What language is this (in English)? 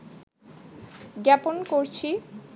Bangla